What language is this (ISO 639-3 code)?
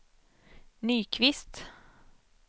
swe